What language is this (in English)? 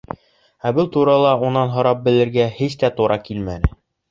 Bashkir